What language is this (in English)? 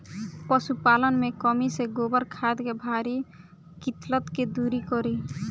Bhojpuri